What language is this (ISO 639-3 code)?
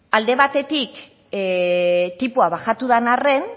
eus